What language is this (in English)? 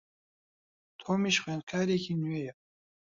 Central Kurdish